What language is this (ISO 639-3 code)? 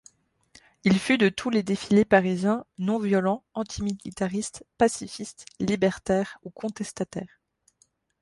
fra